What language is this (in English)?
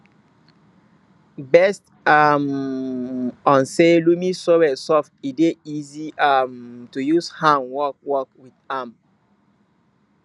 Nigerian Pidgin